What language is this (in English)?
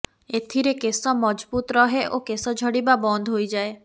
Odia